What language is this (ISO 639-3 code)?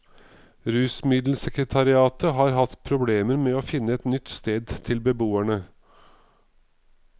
nor